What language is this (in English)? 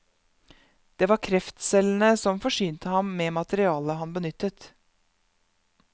Norwegian